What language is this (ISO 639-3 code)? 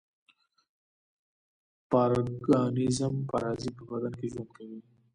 pus